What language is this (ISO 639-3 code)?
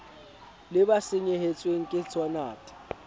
sot